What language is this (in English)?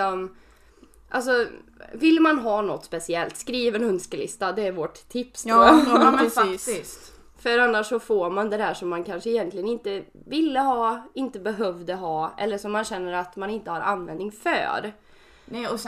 Swedish